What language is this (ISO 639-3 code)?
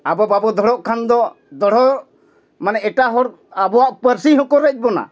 sat